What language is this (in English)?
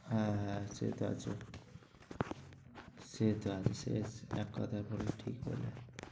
Bangla